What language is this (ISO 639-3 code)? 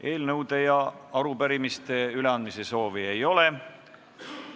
est